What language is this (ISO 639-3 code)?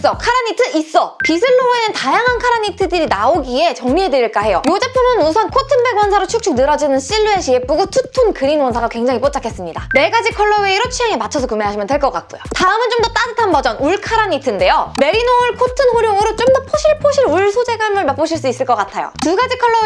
kor